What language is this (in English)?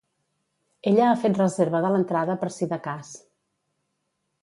Catalan